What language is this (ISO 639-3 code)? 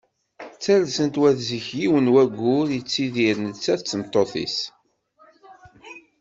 kab